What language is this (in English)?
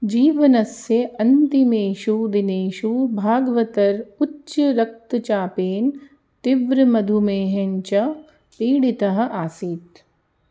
Sanskrit